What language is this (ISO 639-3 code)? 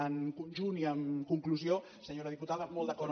cat